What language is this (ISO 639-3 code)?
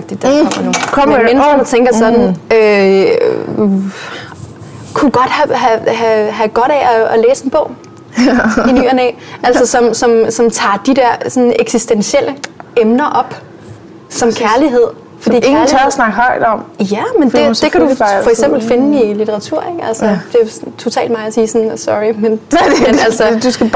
dan